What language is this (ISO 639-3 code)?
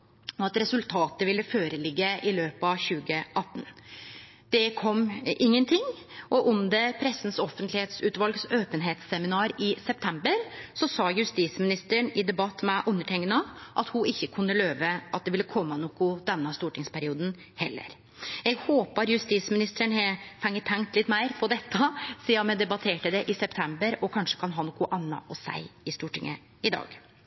nno